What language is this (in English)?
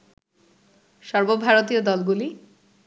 Bangla